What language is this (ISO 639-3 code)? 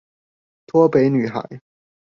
zho